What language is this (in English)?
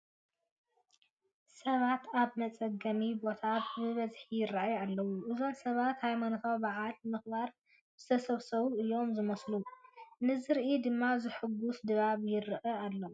Tigrinya